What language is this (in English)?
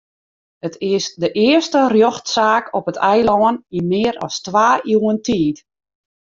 Western Frisian